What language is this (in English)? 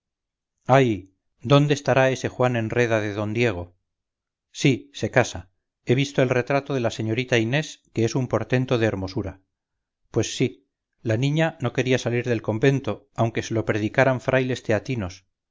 Spanish